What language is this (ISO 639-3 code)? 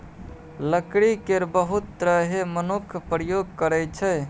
mai